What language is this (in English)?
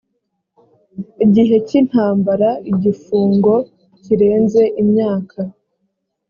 Kinyarwanda